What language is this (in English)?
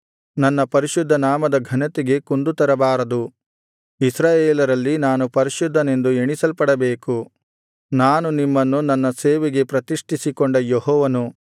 Kannada